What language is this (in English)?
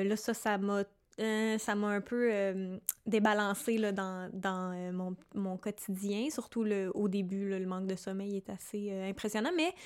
French